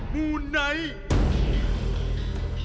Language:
Thai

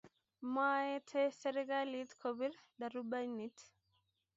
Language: Kalenjin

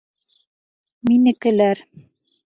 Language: Bashkir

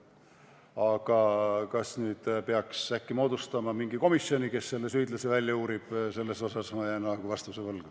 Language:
Estonian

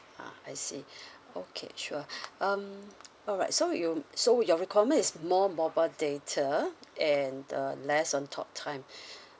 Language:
English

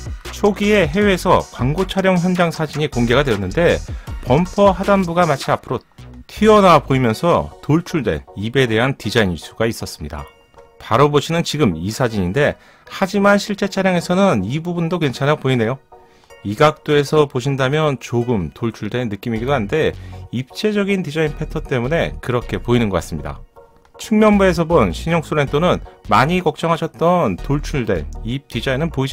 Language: Korean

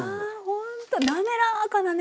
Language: Japanese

